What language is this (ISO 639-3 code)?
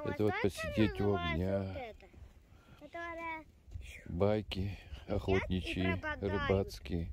rus